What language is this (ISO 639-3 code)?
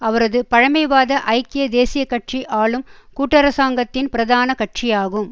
tam